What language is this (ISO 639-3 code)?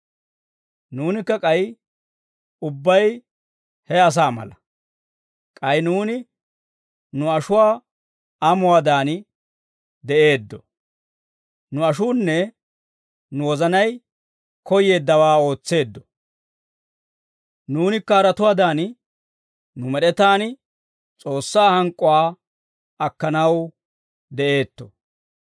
dwr